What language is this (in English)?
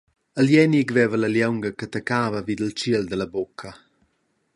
Romansh